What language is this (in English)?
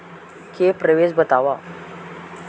Chhattisgarhi